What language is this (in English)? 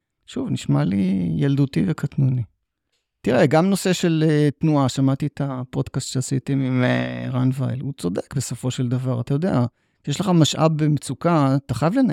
Hebrew